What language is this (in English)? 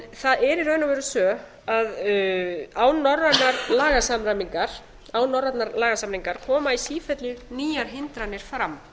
Icelandic